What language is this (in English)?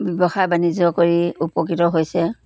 Assamese